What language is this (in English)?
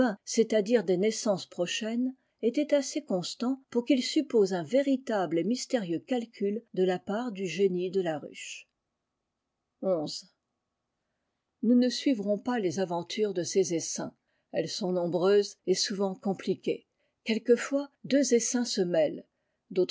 French